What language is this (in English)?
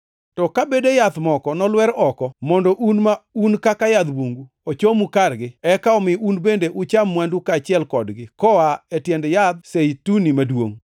Luo (Kenya and Tanzania)